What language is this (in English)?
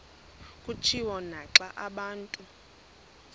Xhosa